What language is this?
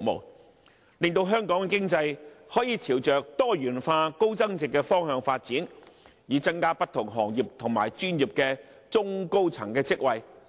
Cantonese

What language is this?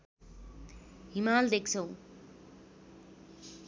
Nepali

